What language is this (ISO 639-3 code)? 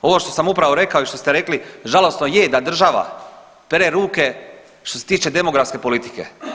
hrv